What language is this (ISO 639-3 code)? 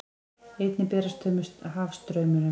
isl